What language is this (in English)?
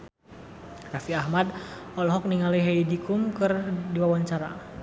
Sundanese